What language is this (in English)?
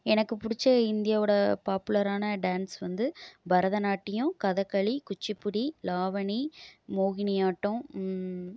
Tamil